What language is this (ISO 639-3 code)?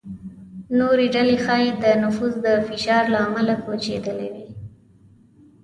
pus